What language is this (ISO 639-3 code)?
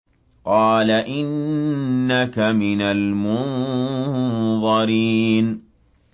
ara